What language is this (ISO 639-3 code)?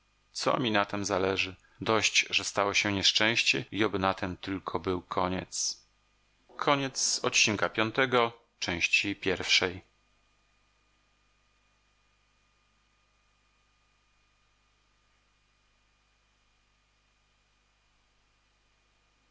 pol